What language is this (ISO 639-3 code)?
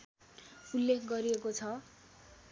nep